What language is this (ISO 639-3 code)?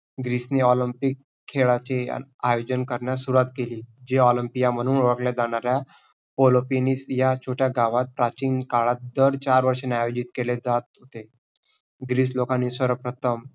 mar